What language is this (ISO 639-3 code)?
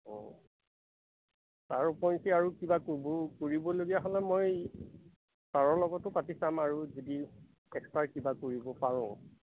asm